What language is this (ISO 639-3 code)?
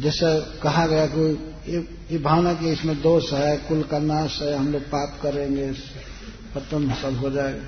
hin